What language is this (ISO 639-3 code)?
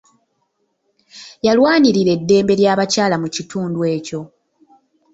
lug